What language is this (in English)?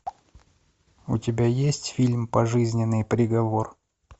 Russian